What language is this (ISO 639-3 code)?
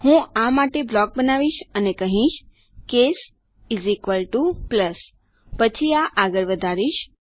guj